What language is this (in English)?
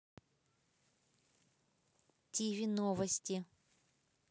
Russian